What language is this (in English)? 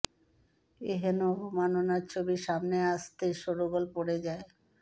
Bangla